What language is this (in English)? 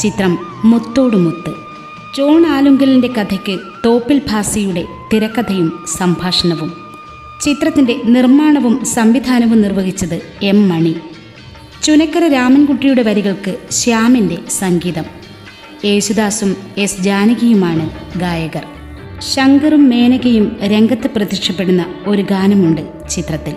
Malayalam